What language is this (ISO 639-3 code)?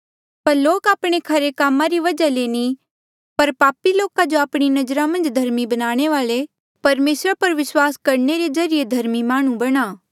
mjl